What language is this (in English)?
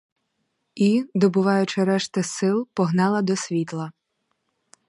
Ukrainian